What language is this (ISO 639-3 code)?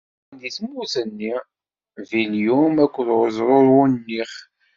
kab